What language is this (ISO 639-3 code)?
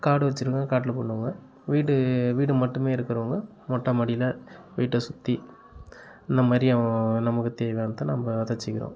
tam